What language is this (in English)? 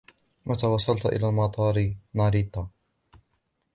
Arabic